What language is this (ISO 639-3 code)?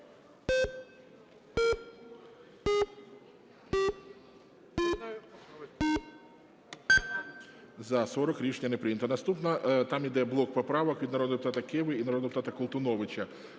ukr